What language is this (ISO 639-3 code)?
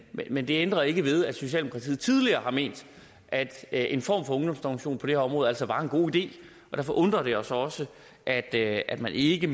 dan